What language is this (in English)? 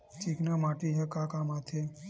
Chhattisgarhi